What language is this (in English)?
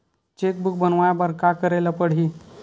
Chhattisgarhi